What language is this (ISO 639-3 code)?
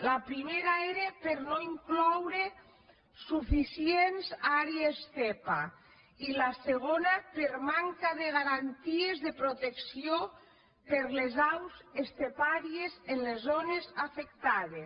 cat